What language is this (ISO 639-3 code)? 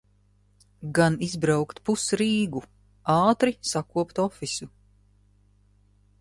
lav